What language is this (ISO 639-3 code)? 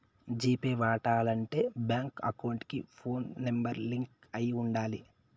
tel